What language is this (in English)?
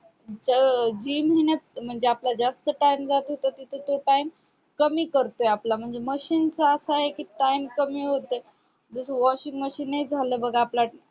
Marathi